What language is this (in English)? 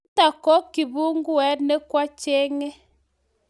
Kalenjin